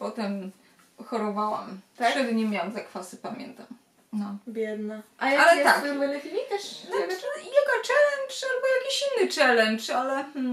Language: Polish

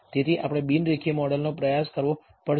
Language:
Gujarati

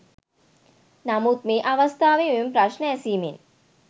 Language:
Sinhala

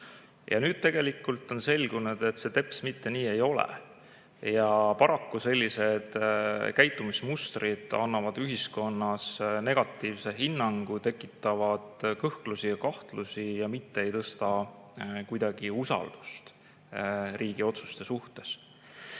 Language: Estonian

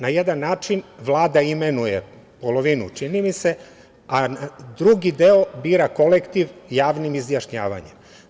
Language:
Serbian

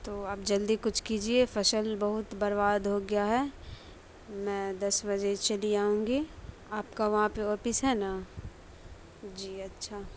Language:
Urdu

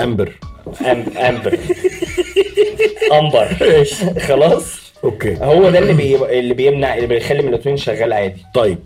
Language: Arabic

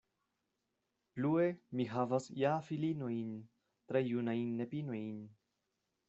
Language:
Esperanto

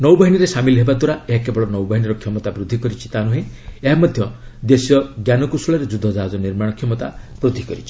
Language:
Odia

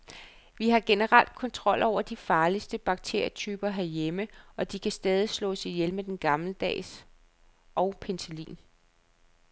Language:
Danish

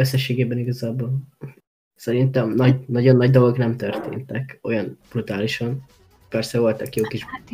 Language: Hungarian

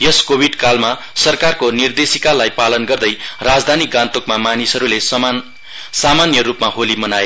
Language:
Nepali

